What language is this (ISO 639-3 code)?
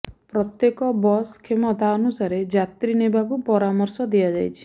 ori